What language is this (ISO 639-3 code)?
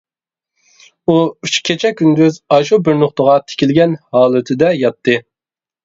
uig